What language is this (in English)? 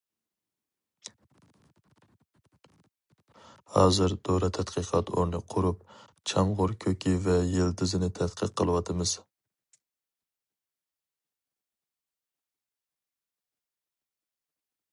Uyghur